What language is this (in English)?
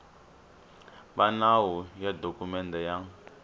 Tsonga